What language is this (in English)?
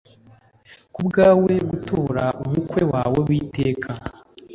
Kinyarwanda